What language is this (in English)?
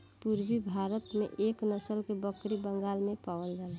Bhojpuri